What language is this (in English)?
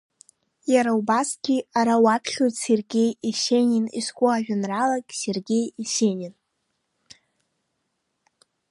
Abkhazian